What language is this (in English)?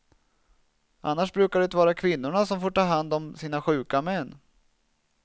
Swedish